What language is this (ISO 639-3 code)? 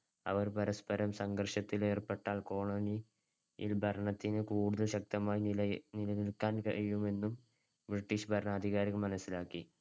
mal